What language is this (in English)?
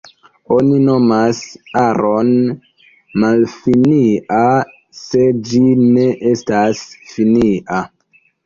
Esperanto